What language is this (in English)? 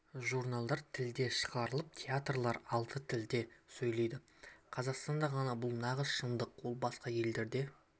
Kazakh